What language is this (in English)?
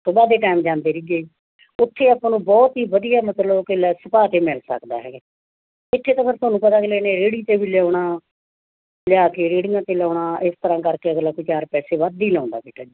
Punjabi